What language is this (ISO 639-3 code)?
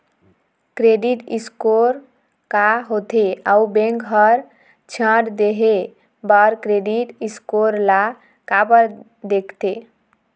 hne